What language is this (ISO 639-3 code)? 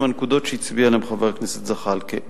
heb